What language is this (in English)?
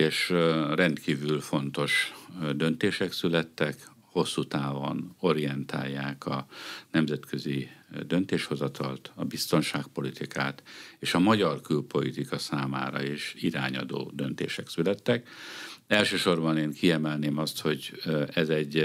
Hungarian